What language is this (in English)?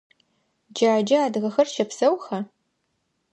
Adyghe